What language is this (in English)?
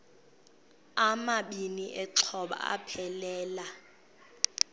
Xhosa